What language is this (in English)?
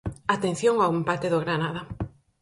Galician